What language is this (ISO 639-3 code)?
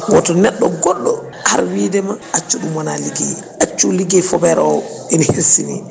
ful